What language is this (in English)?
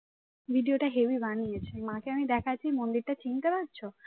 Bangla